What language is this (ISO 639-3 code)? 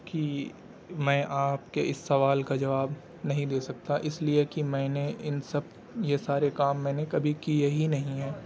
urd